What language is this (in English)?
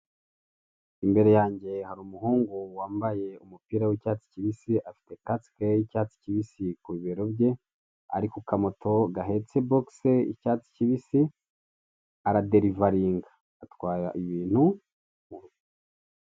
Kinyarwanda